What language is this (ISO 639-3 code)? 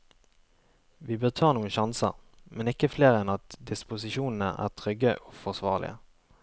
nor